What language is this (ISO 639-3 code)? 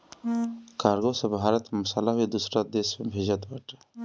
bho